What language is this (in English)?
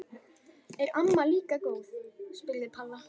Icelandic